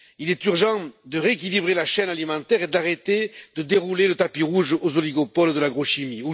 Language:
French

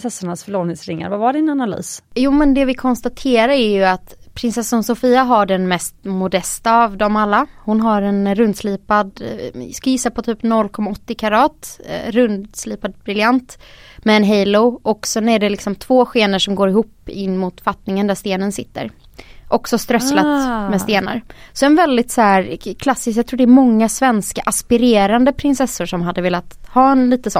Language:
Swedish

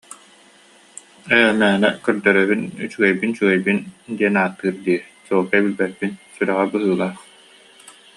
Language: Yakut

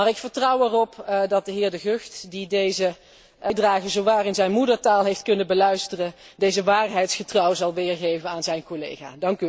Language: Dutch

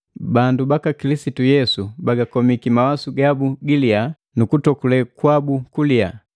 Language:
Matengo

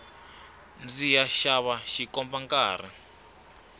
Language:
Tsonga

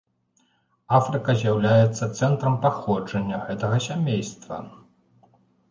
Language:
Belarusian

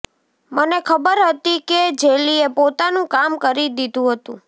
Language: Gujarati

